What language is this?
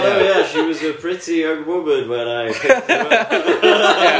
English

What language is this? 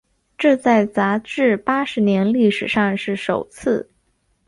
Chinese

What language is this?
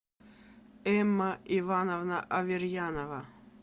Russian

